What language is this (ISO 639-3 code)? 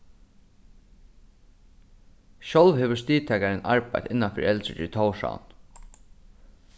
fao